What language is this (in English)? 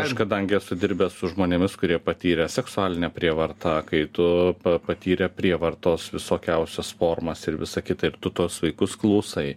Lithuanian